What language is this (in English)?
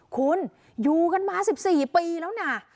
Thai